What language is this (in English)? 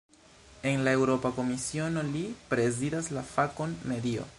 Esperanto